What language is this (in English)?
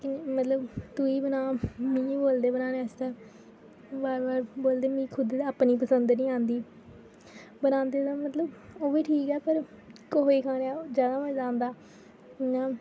Dogri